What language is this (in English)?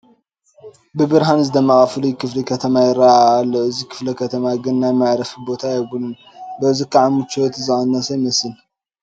Tigrinya